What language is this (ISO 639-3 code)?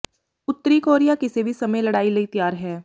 pan